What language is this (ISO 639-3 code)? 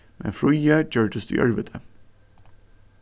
fao